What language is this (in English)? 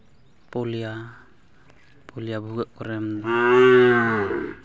Santali